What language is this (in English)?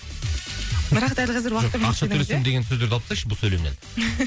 Kazakh